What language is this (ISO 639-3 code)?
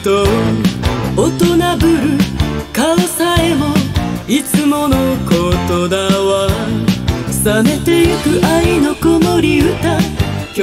kor